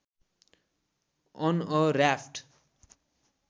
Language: Nepali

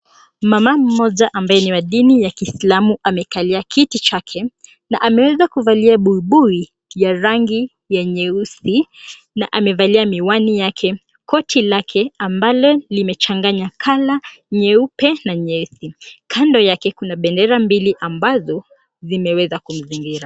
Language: Swahili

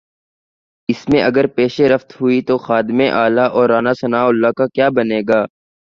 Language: Urdu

